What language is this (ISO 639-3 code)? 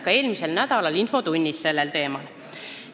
est